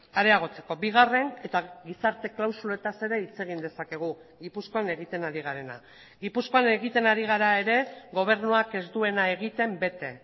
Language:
Basque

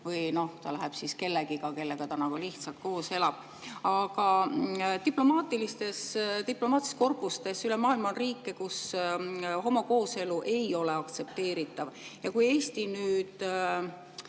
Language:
Estonian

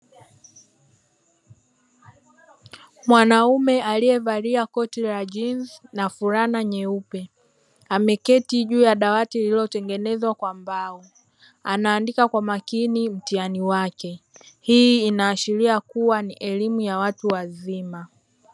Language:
Swahili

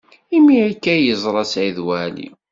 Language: Kabyle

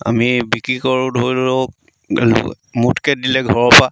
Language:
Assamese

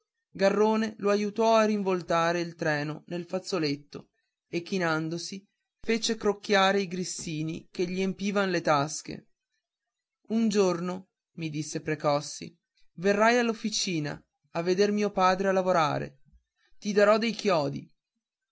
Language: Italian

